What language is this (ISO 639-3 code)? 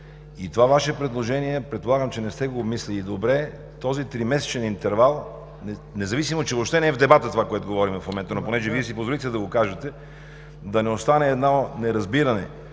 bul